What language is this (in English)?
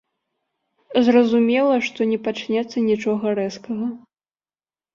Belarusian